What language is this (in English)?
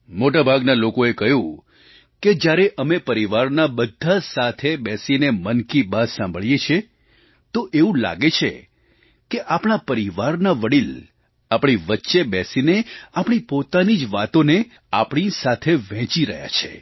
Gujarati